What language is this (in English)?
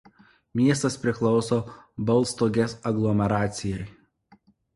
Lithuanian